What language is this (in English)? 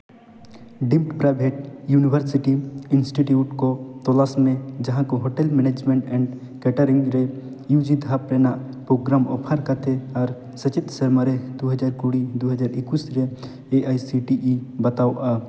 Santali